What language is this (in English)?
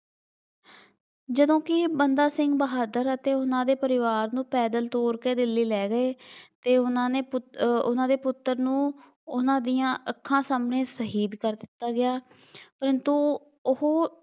Punjabi